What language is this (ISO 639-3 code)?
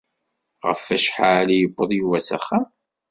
kab